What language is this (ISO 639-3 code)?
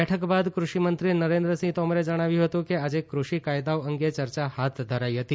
guj